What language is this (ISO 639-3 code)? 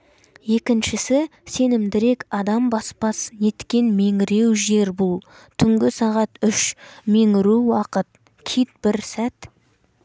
kaz